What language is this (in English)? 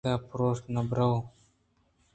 Eastern Balochi